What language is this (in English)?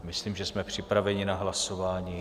Czech